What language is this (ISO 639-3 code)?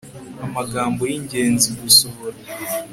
kin